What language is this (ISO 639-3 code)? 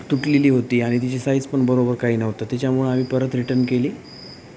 mar